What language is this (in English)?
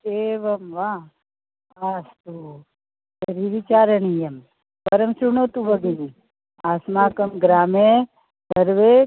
Sanskrit